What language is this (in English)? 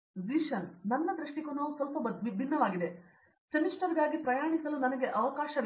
Kannada